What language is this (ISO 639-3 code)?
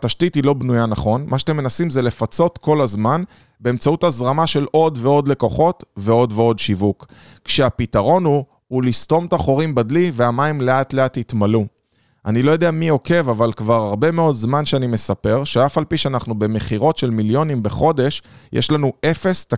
heb